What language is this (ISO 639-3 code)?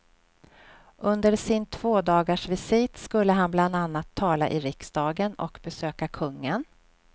swe